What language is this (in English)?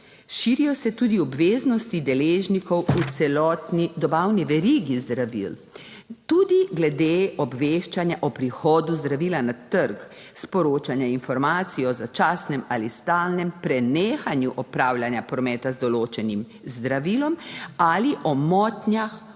Slovenian